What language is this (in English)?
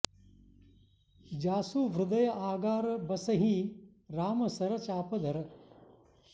Sanskrit